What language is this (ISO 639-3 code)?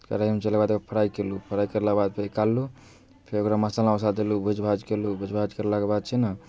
mai